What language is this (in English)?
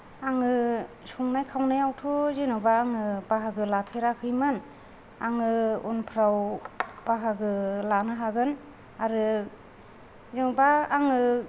Bodo